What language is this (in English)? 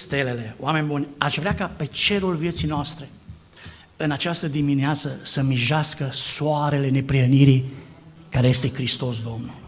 Romanian